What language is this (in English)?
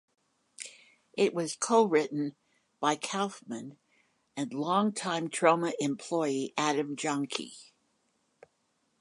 English